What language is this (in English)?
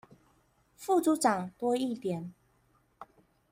Chinese